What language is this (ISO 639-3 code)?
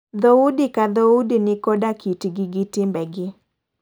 luo